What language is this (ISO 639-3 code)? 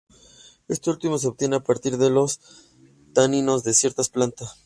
spa